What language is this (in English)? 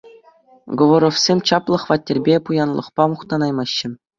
Chuvash